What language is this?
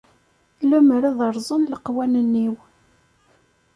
Kabyle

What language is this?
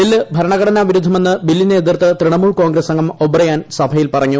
Malayalam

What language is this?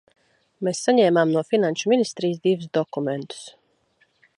Latvian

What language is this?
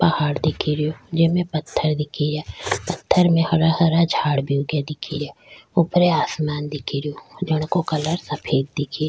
Rajasthani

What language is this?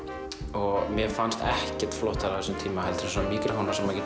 Icelandic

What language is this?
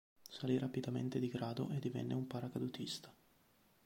Italian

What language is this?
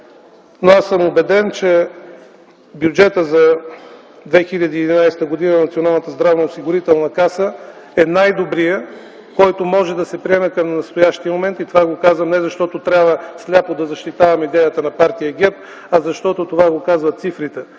Bulgarian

